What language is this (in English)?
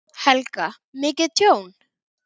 Icelandic